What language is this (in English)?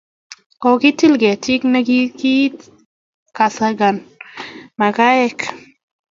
Kalenjin